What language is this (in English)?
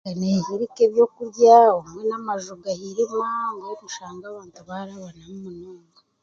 Chiga